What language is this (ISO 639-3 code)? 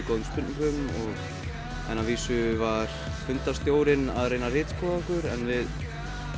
isl